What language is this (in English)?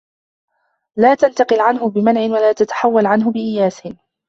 Arabic